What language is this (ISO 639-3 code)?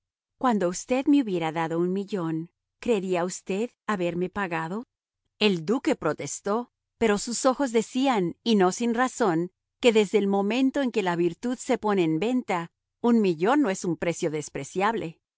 spa